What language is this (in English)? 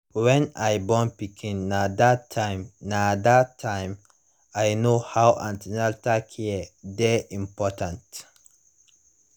Nigerian Pidgin